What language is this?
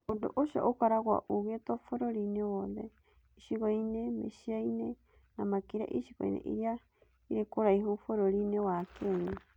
Kikuyu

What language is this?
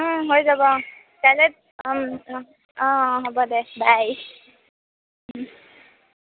Assamese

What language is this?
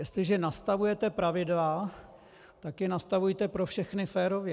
Czech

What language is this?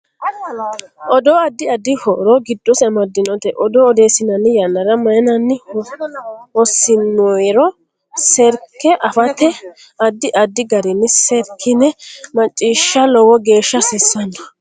Sidamo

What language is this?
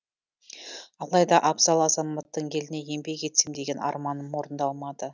Kazakh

